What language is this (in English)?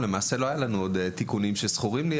Hebrew